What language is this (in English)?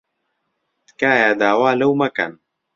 Central Kurdish